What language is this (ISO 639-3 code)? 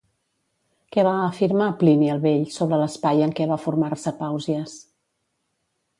cat